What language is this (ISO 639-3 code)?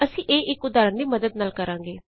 pan